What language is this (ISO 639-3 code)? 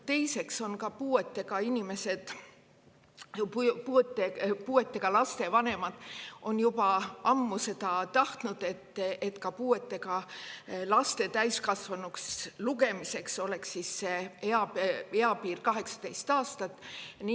est